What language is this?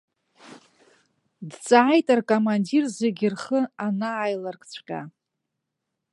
Abkhazian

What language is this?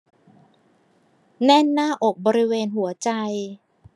Thai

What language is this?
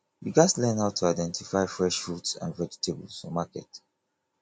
Nigerian Pidgin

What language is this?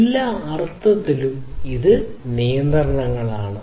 Malayalam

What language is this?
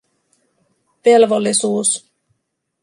Finnish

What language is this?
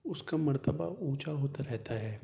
Urdu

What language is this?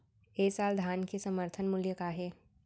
Chhattisgarhi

